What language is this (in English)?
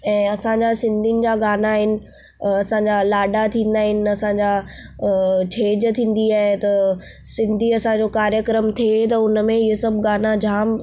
Sindhi